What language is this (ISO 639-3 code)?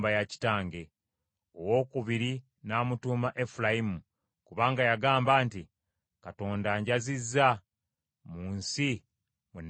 lug